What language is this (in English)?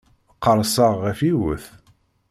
Kabyle